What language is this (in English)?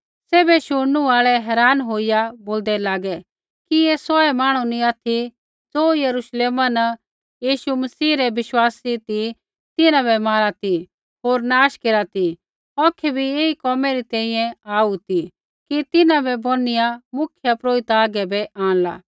Kullu Pahari